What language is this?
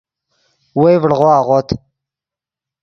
Yidgha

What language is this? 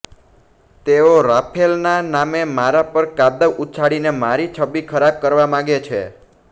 Gujarati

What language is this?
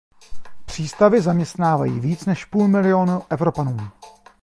Czech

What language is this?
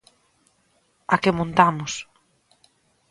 Galician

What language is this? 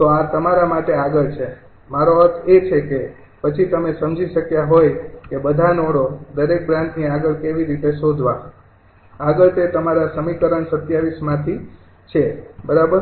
Gujarati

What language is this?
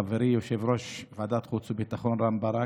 Hebrew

